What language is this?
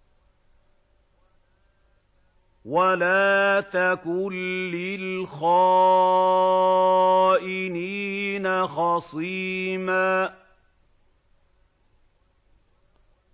Arabic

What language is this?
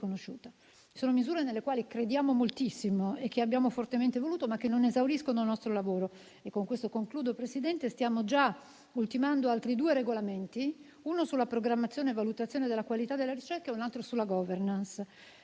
Italian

